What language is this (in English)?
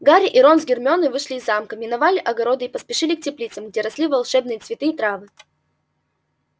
Russian